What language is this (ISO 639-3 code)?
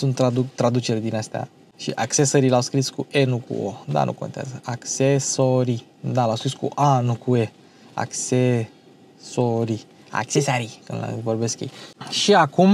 ron